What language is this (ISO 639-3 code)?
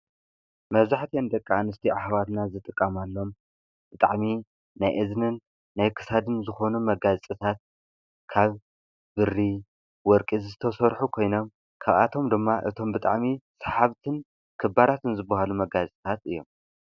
tir